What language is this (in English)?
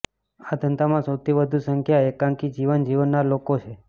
Gujarati